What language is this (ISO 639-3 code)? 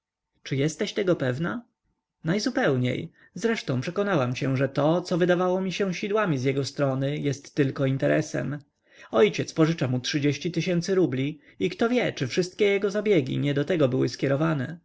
pol